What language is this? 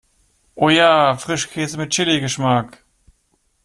German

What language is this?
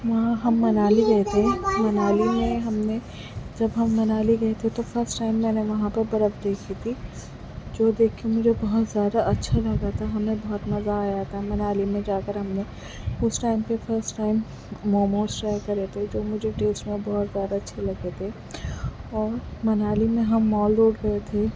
Urdu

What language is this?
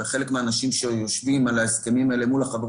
Hebrew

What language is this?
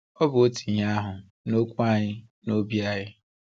Igbo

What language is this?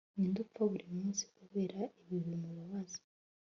Kinyarwanda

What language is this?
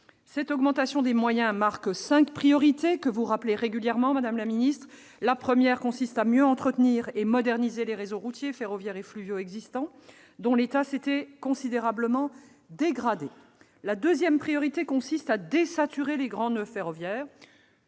French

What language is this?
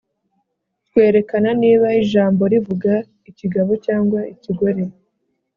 Kinyarwanda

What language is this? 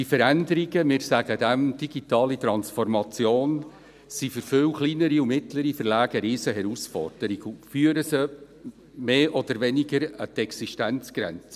Swiss German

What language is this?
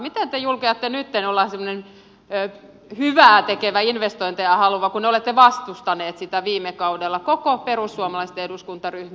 Finnish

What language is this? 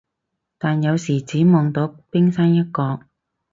Cantonese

